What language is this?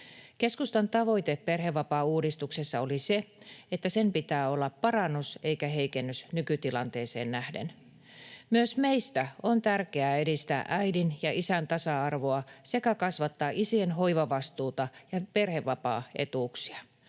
Finnish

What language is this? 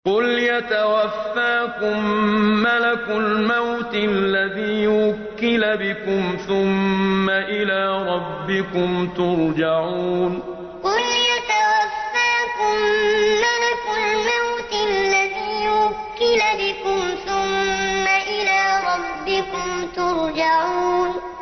Arabic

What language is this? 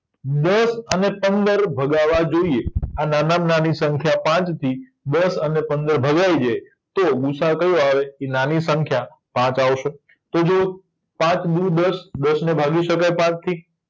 Gujarati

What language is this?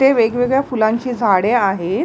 Marathi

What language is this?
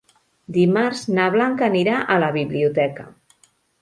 Catalan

